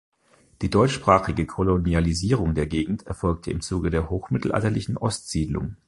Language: German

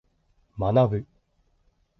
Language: Japanese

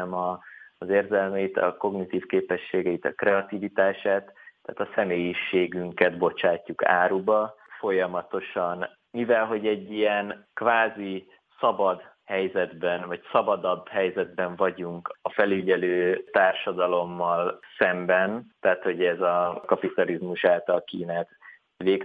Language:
Hungarian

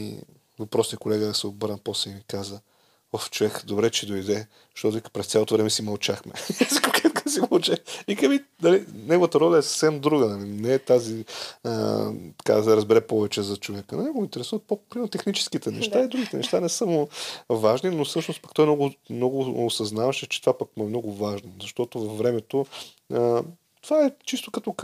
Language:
Bulgarian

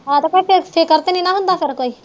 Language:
Punjabi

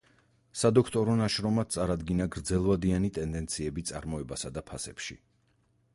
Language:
Georgian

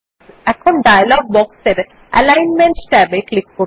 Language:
Bangla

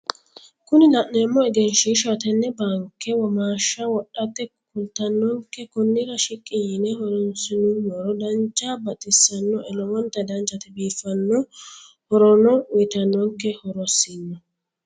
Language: Sidamo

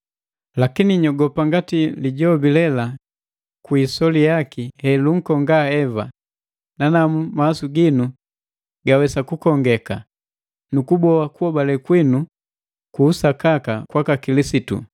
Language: Matengo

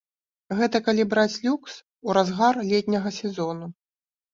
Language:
Belarusian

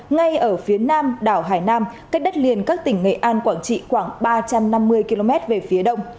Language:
Vietnamese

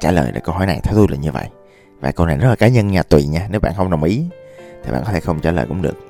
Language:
Vietnamese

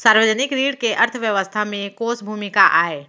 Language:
Chhattisgarhi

